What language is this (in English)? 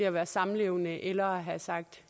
Danish